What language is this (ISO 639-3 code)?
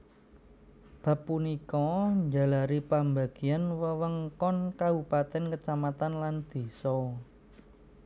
jav